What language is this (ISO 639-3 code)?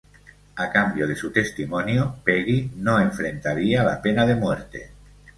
spa